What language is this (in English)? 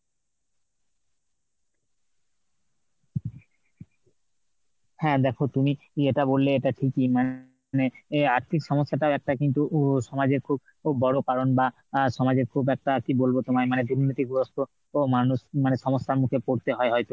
Bangla